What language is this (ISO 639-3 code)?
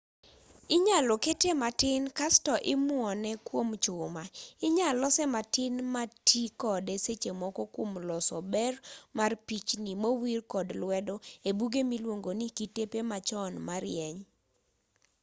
luo